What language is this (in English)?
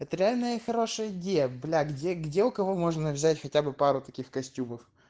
Russian